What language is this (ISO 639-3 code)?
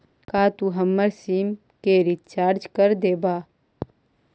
mag